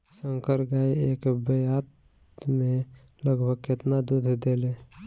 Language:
Bhojpuri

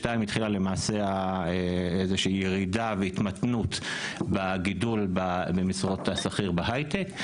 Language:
Hebrew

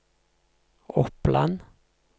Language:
Norwegian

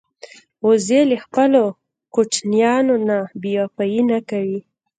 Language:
Pashto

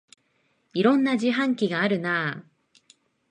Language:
Japanese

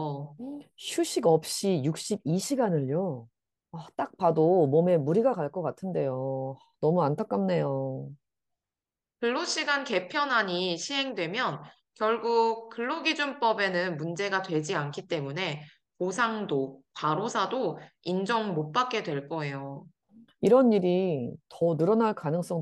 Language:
Korean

